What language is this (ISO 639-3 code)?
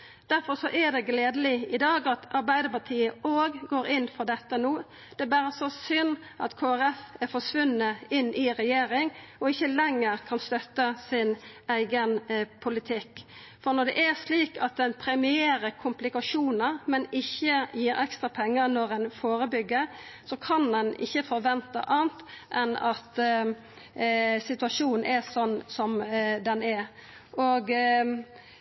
nno